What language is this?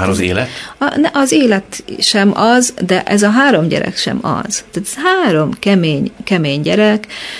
Hungarian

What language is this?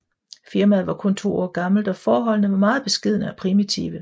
Danish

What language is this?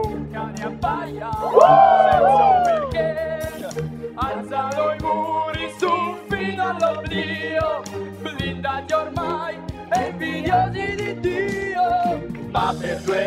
Italian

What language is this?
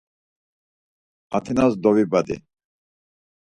Laz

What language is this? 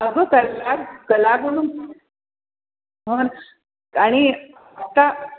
Marathi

